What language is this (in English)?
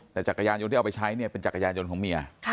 Thai